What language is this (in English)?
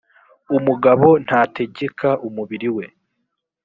Kinyarwanda